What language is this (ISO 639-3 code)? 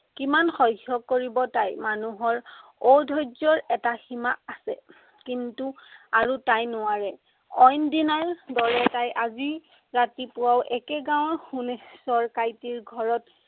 asm